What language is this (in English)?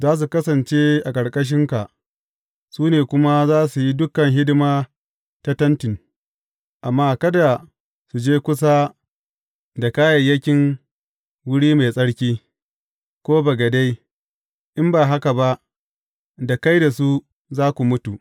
Hausa